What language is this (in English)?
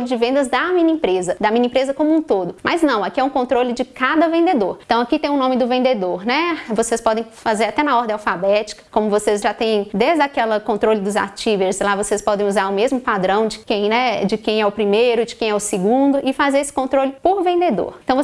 Portuguese